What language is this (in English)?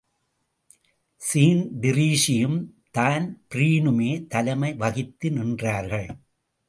Tamil